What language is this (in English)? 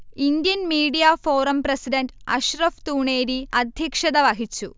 Malayalam